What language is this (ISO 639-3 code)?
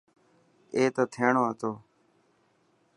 mki